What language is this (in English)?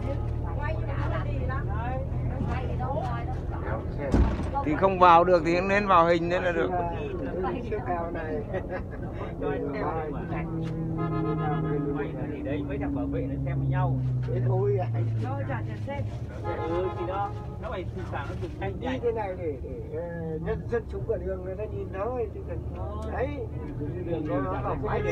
Vietnamese